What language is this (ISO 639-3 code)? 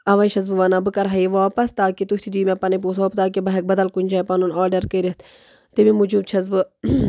kas